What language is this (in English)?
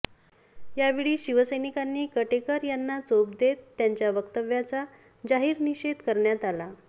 Marathi